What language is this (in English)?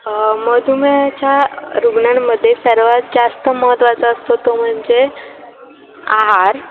Marathi